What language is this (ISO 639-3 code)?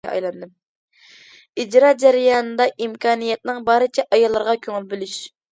uig